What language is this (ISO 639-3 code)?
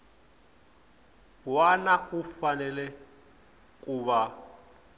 tso